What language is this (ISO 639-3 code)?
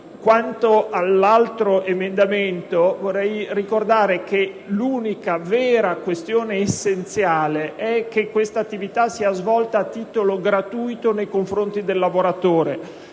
ita